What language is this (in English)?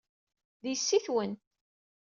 Kabyle